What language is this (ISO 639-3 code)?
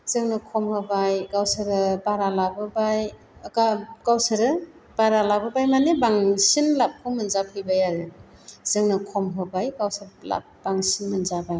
brx